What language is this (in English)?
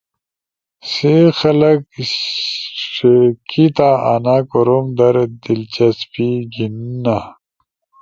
Ushojo